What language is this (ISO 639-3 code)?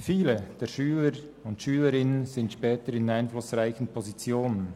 gsw